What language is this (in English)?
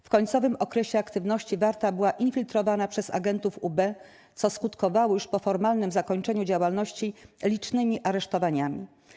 Polish